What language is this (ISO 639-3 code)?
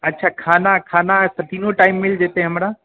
mai